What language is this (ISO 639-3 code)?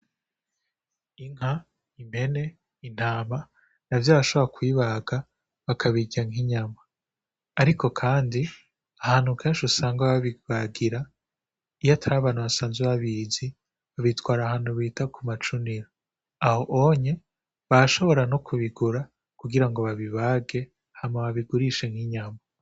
run